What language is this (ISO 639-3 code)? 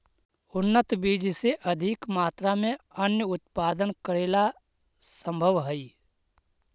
mag